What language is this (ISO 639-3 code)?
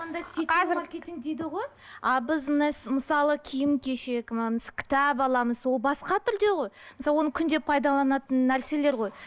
kaz